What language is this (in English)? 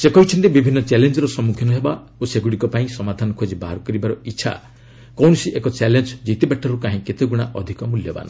Odia